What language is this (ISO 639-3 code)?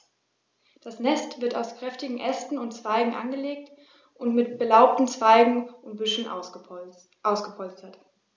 deu